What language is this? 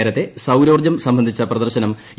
Malayalam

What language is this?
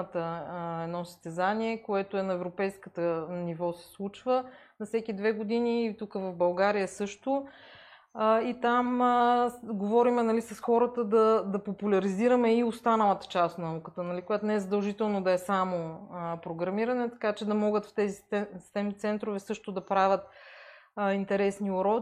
Bulgarian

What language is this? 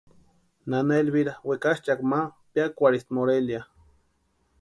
Western Highland Purepecha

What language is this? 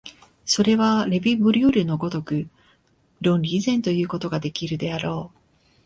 Japanese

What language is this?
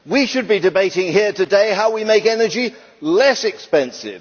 English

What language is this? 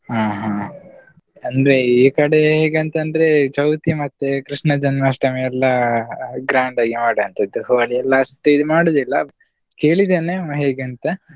Kannada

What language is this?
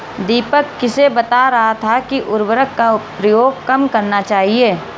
Hindi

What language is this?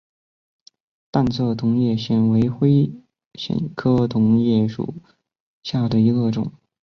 Chinese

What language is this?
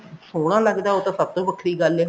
Punjabi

